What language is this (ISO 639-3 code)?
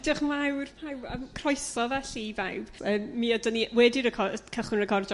cym